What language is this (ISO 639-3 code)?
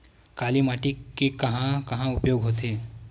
hne